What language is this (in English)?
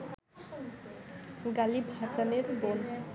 Bangla